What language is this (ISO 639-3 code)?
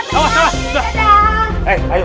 ind